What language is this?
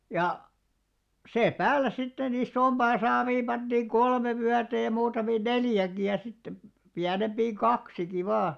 Finnish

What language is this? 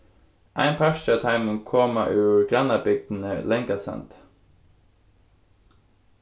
Faroese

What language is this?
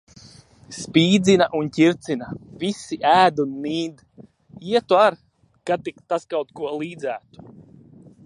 Latvian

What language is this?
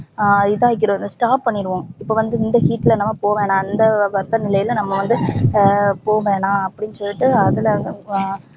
Tamil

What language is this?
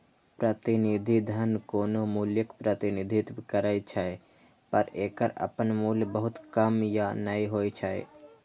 Maithili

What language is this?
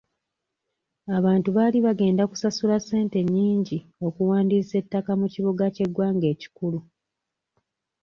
Ganda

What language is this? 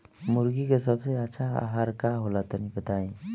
Bhojpuri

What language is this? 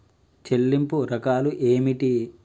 Telugu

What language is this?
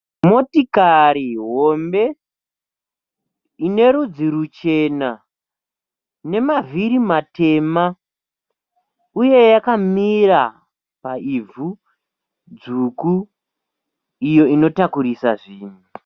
Shona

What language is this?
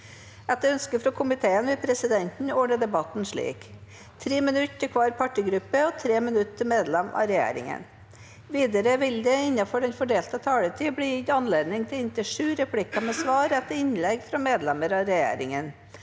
Norwegian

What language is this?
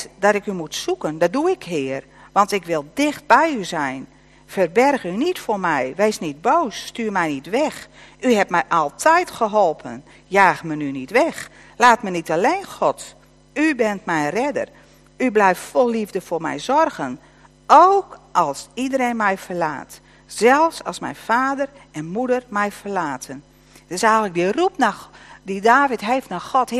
Dutch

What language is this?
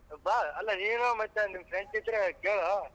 Kannada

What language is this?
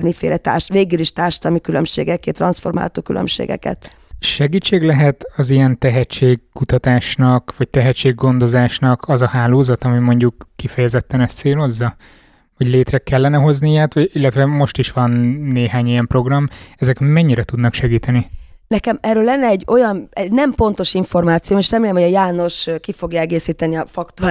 Hungarian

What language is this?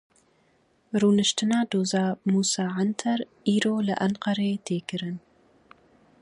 Kurdish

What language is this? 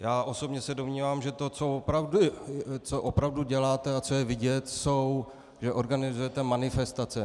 Czech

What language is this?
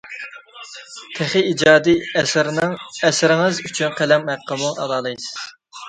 Uyghur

